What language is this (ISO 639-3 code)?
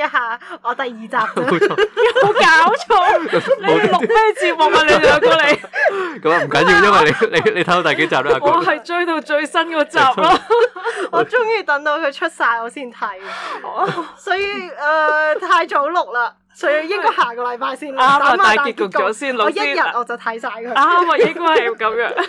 zho